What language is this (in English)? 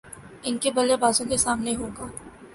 Urdu